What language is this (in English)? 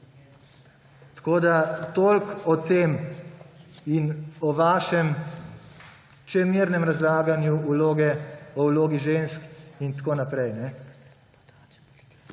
Slovenian